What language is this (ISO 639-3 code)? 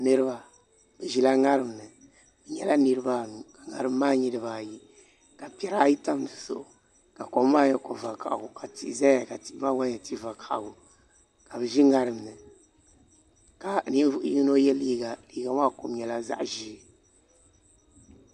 dag